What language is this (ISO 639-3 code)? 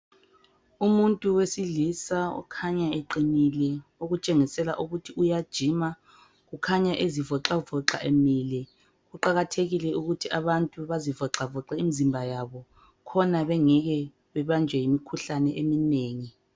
nde